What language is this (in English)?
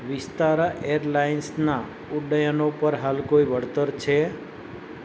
Gujarati